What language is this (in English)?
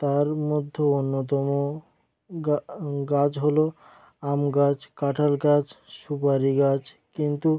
Bangla